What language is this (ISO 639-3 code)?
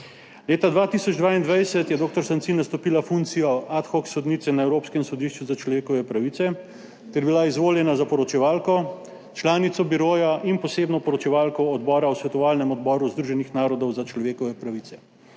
slv